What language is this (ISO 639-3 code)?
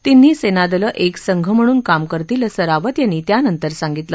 mar